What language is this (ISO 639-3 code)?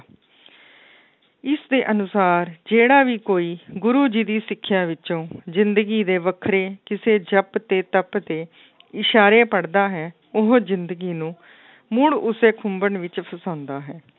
pan